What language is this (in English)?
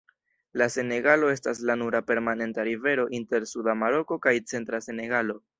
Esperanto